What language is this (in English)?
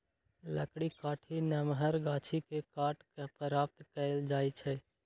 Magahi